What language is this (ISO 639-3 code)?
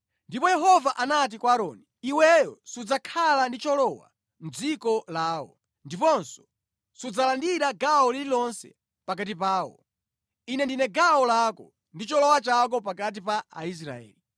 nya